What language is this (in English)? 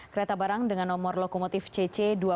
Indonesian